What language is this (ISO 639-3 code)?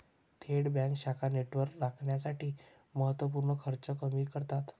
mar